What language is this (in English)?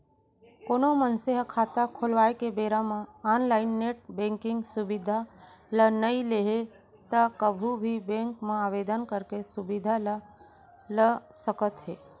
Chhattisgarhi